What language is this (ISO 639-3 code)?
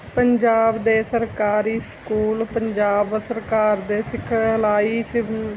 pan